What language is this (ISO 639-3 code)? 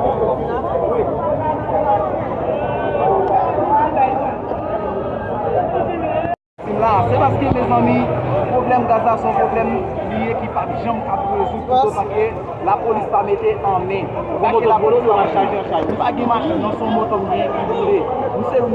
fra